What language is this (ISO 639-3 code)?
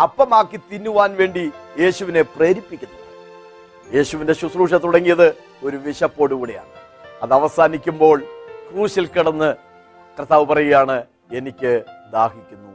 mal